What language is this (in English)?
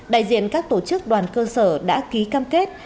Vietnamese